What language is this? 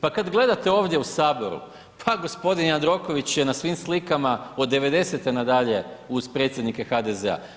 Croatian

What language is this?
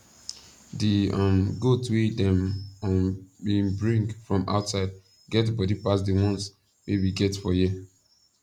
Nigerian Pidgin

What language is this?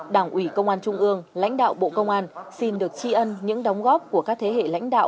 Vietnamese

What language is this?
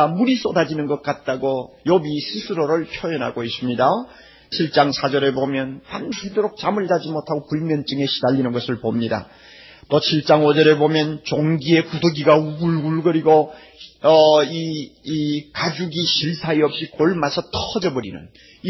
Korean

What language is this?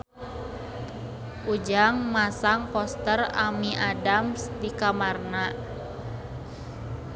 Sundanese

